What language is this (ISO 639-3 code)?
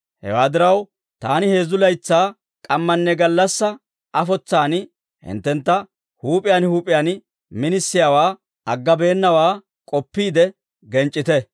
dwr